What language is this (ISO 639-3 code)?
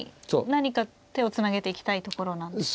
jpn